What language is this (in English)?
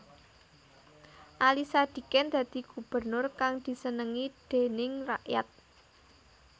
Javanese